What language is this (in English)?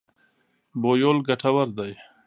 Pashto